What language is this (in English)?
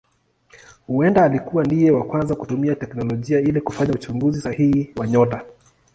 Swahili